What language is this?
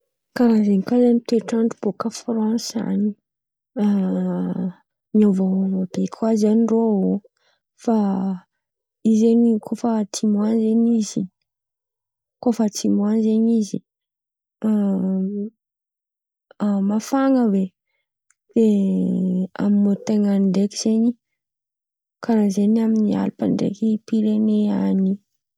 Antankarana Malagasy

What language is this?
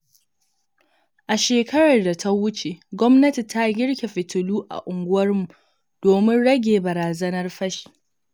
Hausa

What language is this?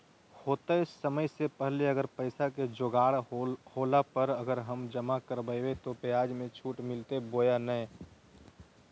Magahi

